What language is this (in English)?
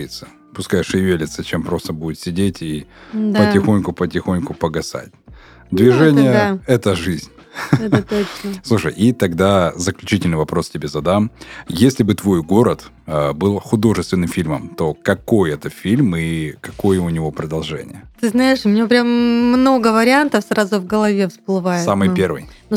Russian